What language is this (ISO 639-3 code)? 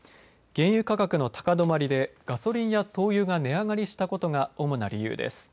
jpn